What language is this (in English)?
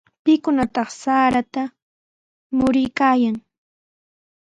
Sihuas Ancash Quechua